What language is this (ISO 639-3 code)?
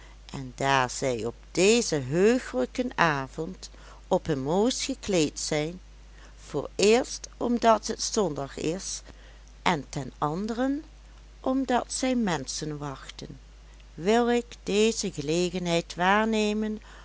nld